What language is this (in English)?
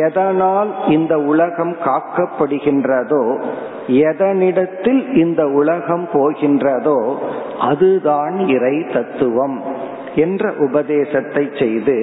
Tamil